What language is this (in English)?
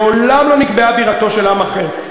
Hebrew